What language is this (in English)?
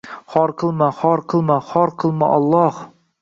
Uzbek